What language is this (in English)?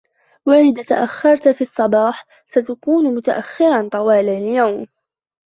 Arabic